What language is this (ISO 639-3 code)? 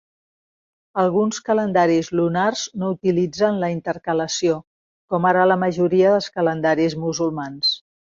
cat